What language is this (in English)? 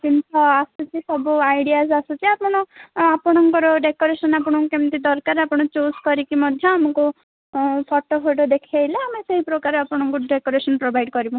Odia